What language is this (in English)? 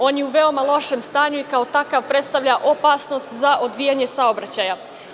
Serbian